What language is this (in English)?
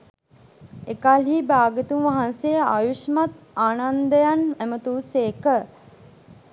Sinhala